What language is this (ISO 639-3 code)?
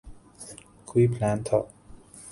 urd